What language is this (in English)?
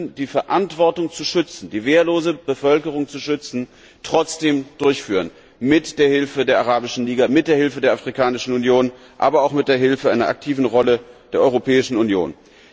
German